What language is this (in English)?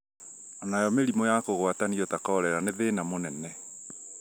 Kikuyu